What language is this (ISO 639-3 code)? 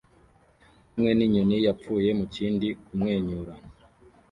kin